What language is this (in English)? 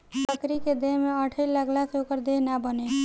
Bhojpuri